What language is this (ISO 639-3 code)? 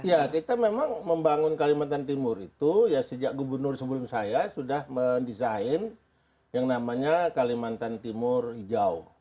ind